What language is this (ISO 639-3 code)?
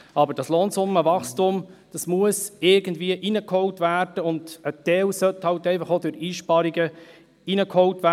gsw